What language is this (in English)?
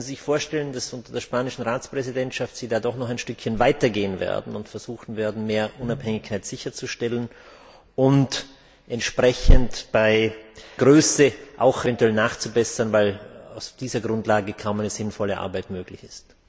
German